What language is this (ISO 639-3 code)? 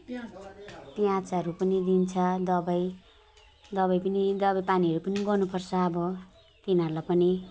nep